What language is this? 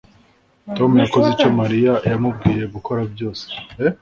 Kinyarwanda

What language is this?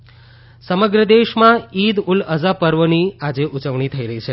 Gujarati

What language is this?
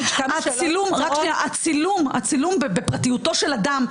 Hebrew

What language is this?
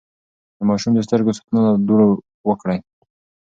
Pashto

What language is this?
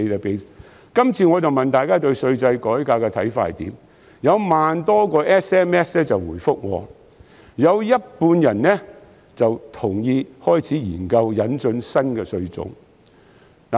Cantonese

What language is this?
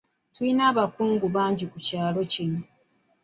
Ganda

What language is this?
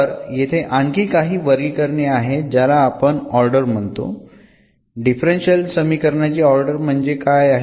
Marathi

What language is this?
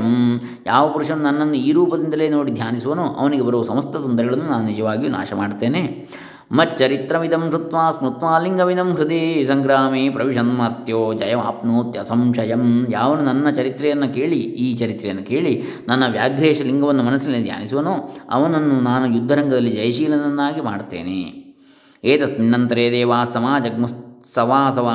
Kannada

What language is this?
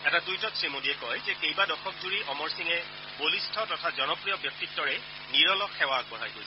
Assamese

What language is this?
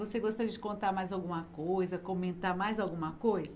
Portuguese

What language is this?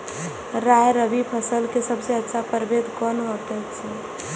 Maithili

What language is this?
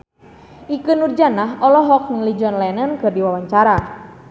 Sundanese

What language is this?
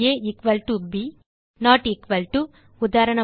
Tamil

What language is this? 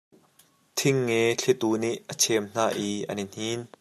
Hakha Chin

